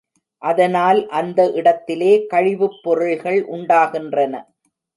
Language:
Tamil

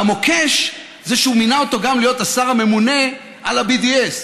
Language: Hebrew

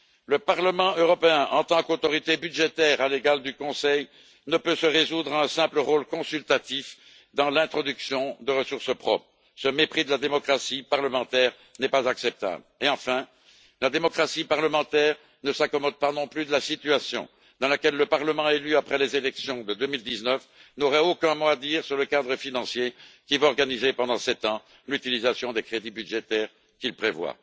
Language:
French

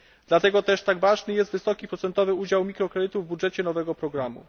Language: Polish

